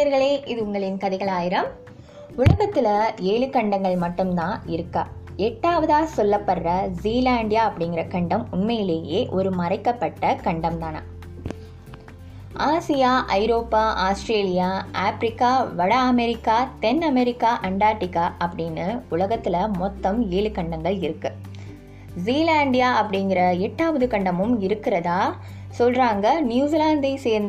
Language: Tamil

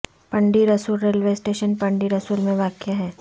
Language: Urdu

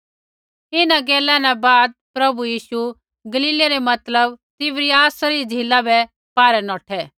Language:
Kullu Pahari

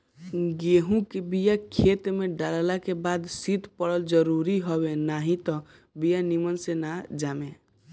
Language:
Bhojpuri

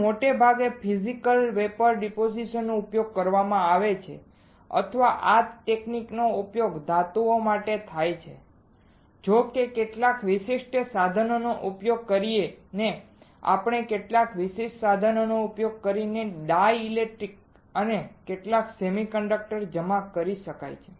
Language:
Gujarati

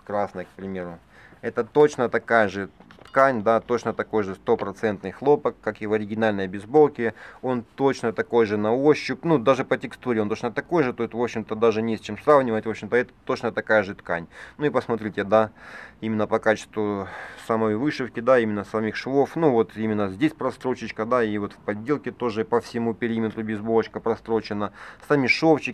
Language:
Russian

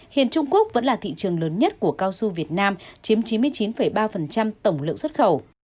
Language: Vietnamese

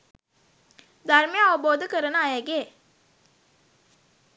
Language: Sinhala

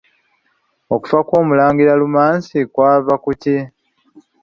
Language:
Ganda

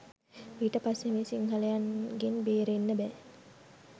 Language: Sinhala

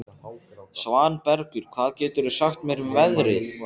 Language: Icelandic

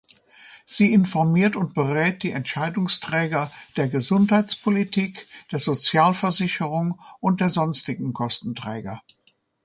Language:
German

